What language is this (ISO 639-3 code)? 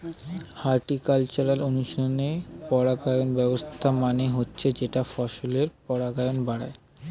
ben